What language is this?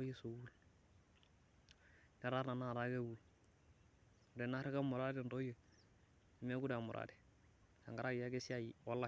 Masai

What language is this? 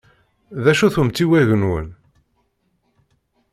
Kabyle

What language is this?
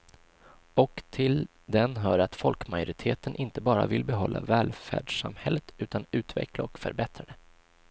Swedish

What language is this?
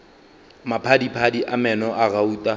Northern Sotho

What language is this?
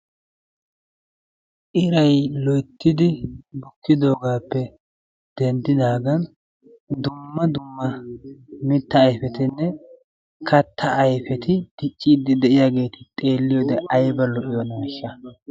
Wolaytta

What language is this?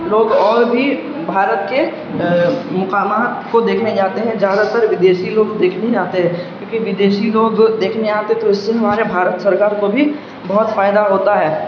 Urdu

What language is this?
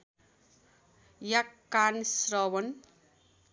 Nepali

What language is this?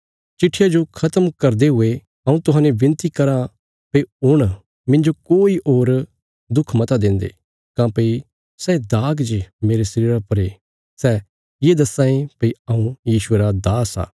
Bilaspuri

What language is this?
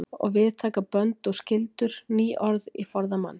Icelandic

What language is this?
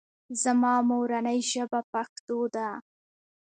Pashto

